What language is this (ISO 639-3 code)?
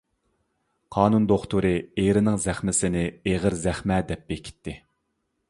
uig